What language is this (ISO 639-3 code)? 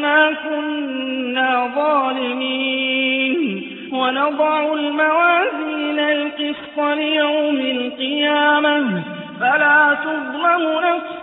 ara